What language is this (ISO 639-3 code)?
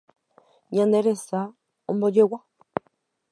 grn